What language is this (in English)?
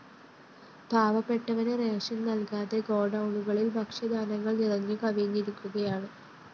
Malayalam